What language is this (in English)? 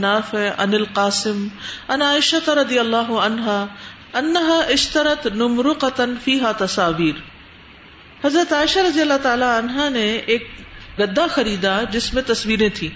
Urdu